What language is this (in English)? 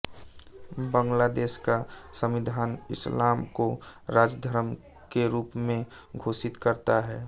Hindi